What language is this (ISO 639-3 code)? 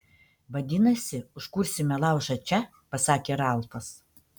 lit